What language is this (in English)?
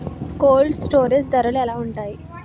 Telugu